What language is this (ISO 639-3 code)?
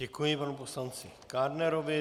ces